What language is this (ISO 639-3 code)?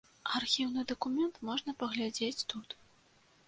bel